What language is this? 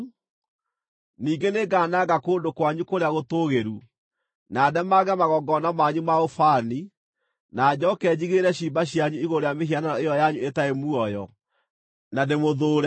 Kikuyu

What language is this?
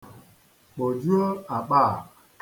Igbo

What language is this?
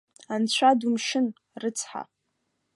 Abkhazian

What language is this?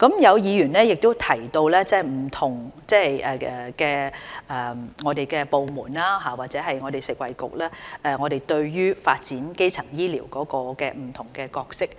Cantonese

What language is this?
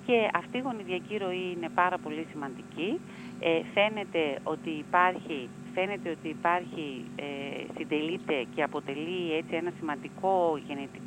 Greek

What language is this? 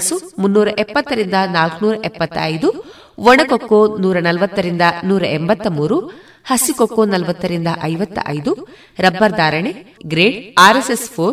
Kannada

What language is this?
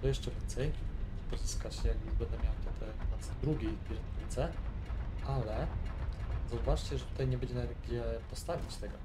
Polish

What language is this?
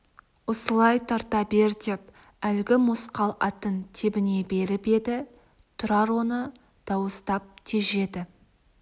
Kazakh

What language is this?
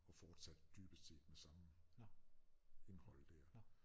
Danish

